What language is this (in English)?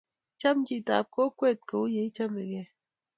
Kalenjin